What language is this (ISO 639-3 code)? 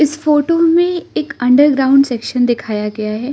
hin